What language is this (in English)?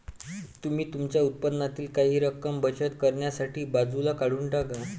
Marathi